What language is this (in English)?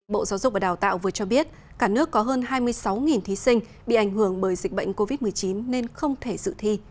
Vietnamese